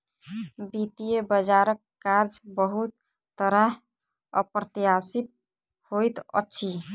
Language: Maithili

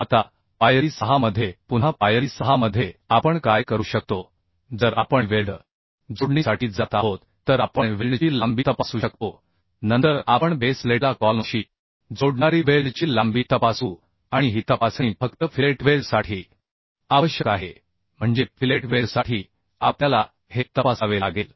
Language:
Marathi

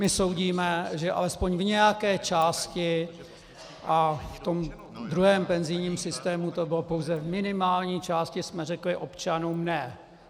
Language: Czech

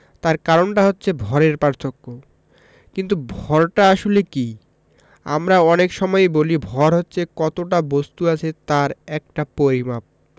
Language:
Bangla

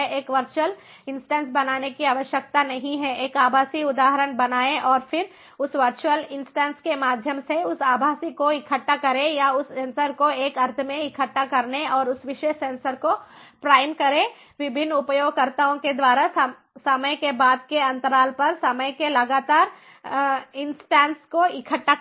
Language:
Hindi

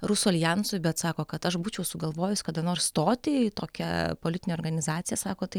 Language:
Lithuanian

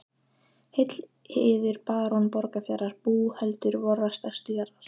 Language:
Icelandic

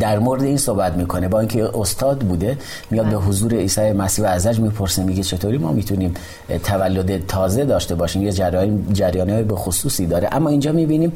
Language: Persian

